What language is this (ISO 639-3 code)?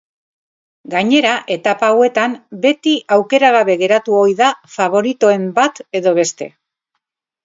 eus